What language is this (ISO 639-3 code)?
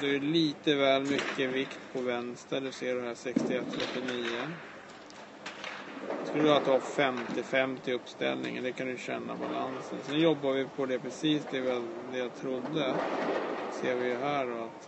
swe